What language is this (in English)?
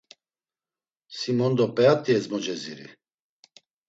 Laz